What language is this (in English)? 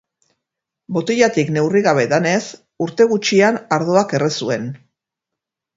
Basque